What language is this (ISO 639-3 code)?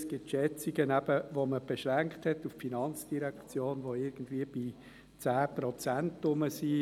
gsw